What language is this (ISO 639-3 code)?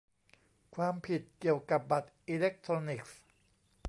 tha